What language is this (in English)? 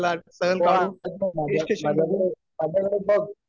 Marathi